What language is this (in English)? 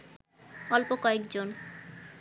Bangla